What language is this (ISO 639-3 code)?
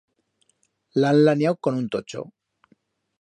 arg